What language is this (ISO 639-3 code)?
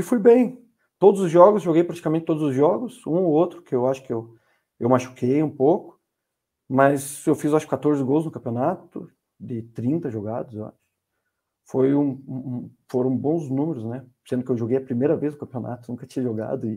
por